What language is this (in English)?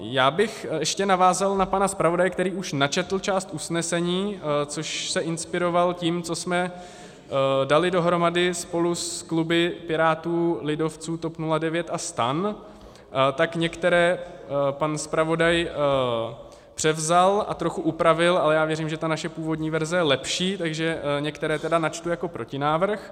Czech